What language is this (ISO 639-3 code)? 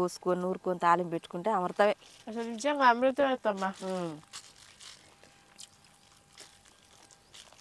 tur